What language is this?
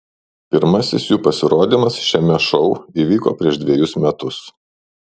Lithuanian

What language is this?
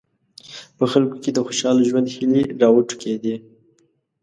Pashto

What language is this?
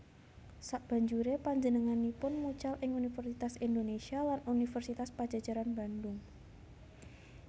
Javanese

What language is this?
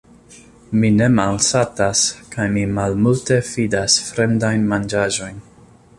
Esperanto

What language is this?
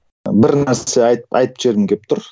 Kazakh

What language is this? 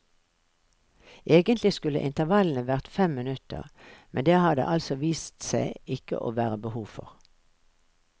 Norwegian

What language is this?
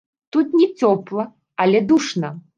Belarusian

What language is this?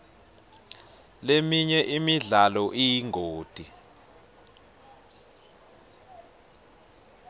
Swati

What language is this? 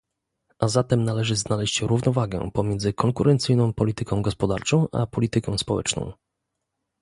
Polish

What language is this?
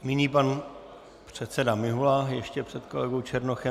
Czech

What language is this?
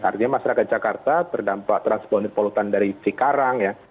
Indonesian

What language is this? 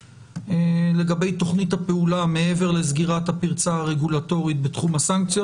Hebrew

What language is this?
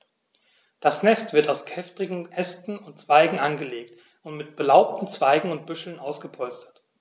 German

